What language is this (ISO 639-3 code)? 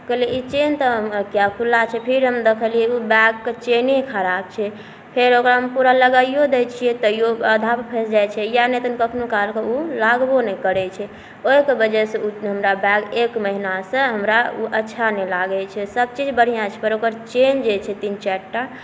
mai